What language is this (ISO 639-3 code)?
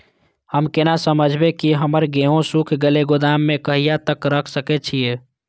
mai